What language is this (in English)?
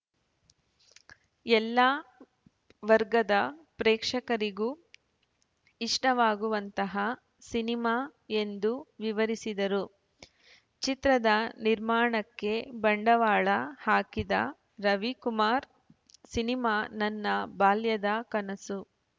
Kannada